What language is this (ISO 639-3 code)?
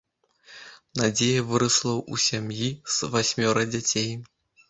bel